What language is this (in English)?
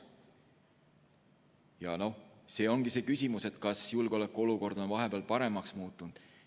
Estonian